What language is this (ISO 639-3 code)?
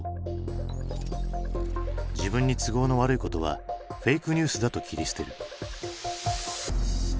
jpn